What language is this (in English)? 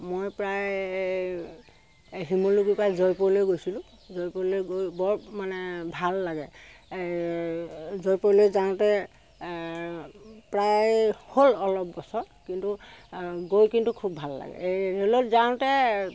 Assamese